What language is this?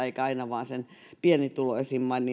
Finnish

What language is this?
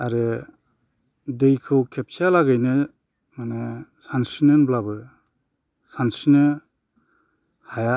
Bodo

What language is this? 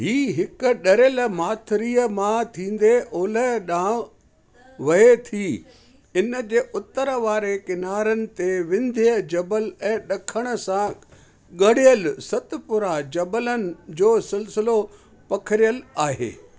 Sindhi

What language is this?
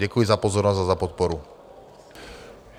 Czech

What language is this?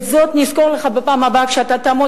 Hebrew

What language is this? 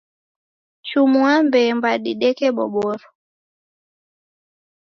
Taita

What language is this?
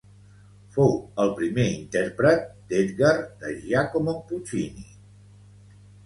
Catalan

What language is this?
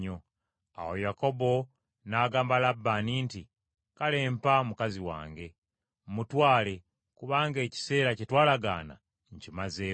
Ganda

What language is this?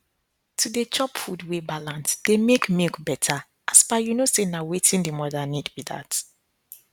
Nigerian Pidgin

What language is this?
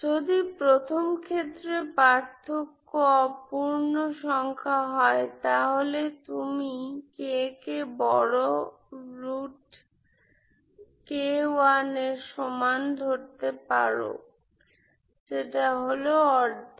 Bangla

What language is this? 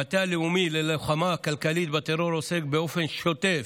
Hebrew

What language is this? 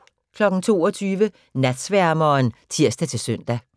Danish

